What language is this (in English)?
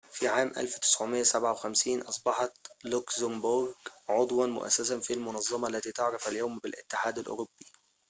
Arabic